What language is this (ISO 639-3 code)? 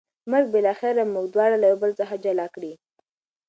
pus